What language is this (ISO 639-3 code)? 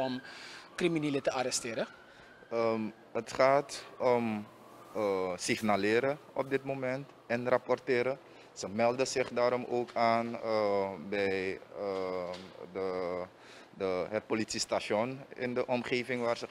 nld